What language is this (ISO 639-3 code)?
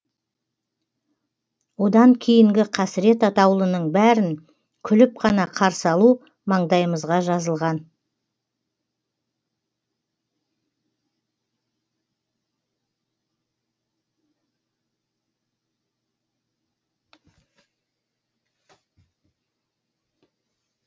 kaz